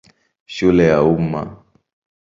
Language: Swahili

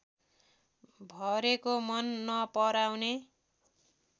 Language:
Nepali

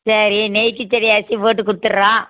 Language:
Tamil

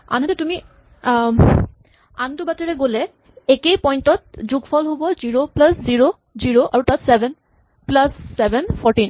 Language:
Assamese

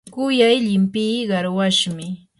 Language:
Yanahuanca Pasco Quechua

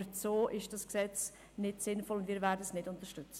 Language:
Swiss German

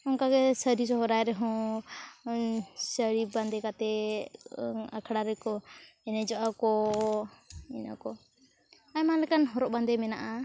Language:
Santali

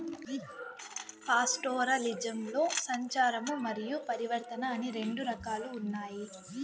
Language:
Telugu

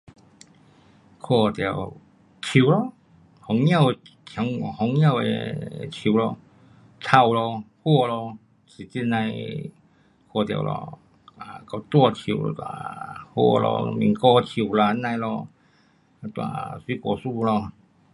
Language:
Pu-Xian Chinese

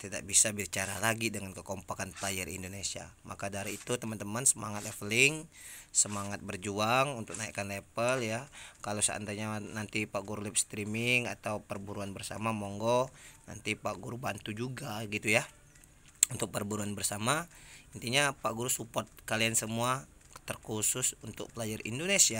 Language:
Indonesian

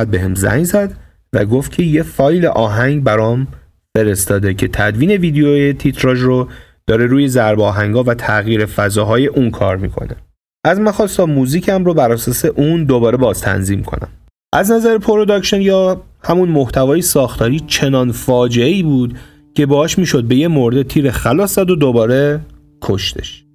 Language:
Persian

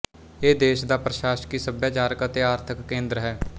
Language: Punjabi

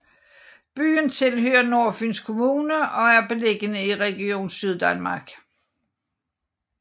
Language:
Danish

